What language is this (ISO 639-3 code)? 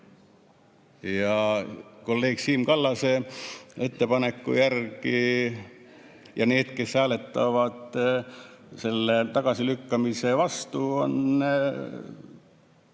est